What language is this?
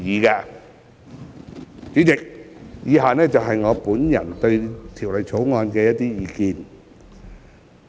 Cantonese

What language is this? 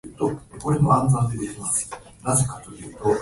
Japanese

